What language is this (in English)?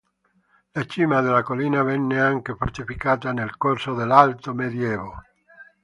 Italian